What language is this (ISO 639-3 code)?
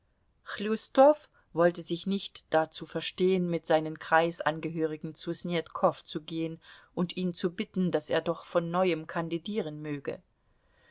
deu